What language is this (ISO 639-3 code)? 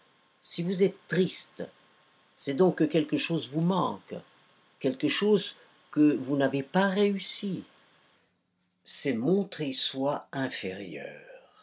fra